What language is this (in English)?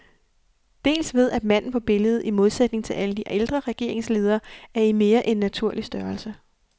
Danish